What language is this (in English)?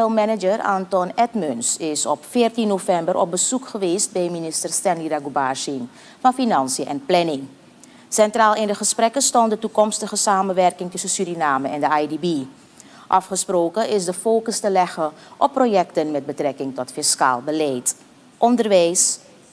Dutch